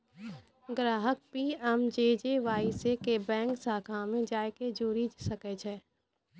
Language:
Maithili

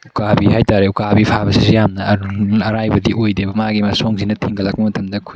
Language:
Manipuri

